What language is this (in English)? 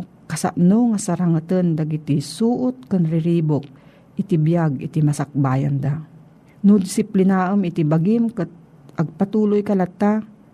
Filipino